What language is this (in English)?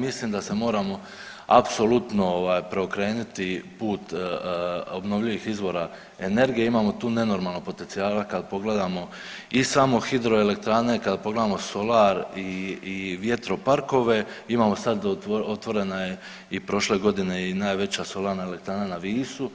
Croatian